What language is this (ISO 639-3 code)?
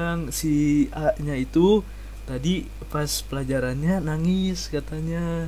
ind